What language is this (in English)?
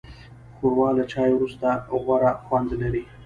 Pashto